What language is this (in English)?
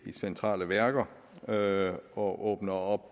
Danish